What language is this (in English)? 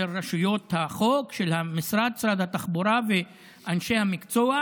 Hebrew